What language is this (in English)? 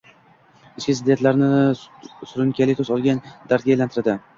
Uzbek